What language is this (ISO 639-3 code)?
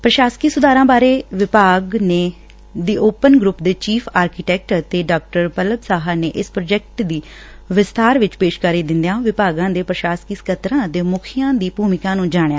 pan